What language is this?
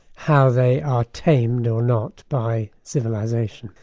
English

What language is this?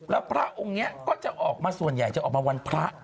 Thai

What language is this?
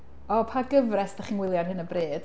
Welsh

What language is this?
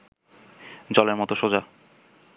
Bangla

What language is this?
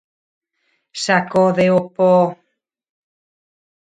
Galician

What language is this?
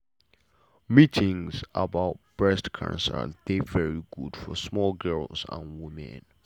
Nigerian Pidgin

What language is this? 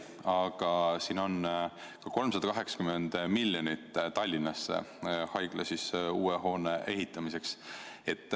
Estonian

